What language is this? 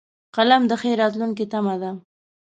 Pashto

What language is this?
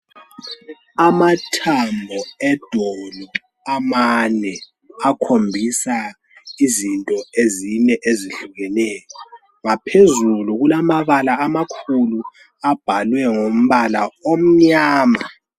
North Ndebele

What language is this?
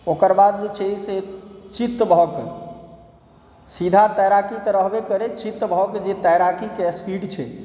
Maithili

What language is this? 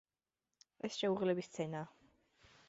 Georgian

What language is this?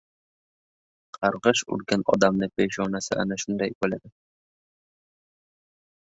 Uzbek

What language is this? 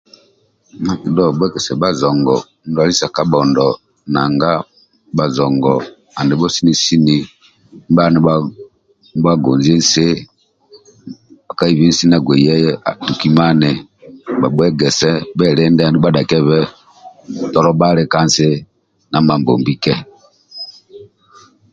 Amba (Uganda)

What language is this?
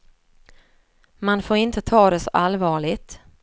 Swedish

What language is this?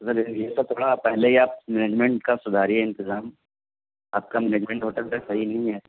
Urdu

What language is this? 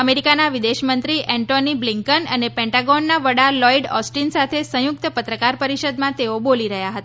Gujarati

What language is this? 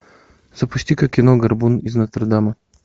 Russian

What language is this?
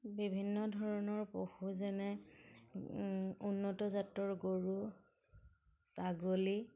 Assamese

